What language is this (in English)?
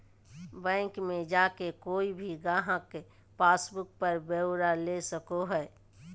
Magahi